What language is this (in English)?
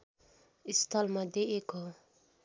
Nepali